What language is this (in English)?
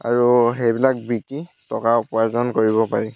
Assamese